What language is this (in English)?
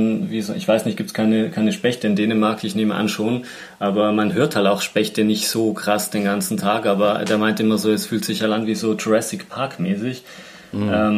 German